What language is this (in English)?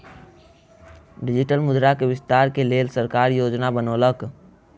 Maithili